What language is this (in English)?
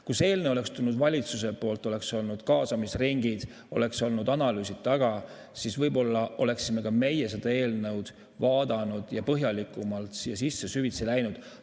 Estonian